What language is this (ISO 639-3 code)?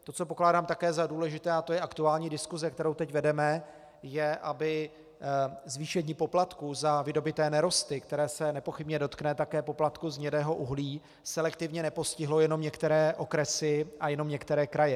ces